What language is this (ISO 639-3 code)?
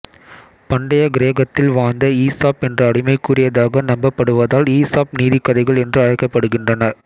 tam